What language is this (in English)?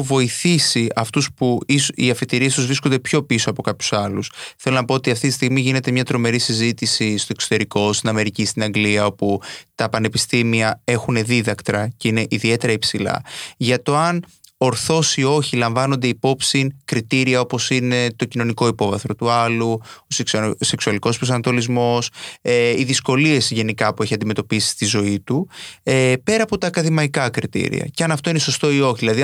Greek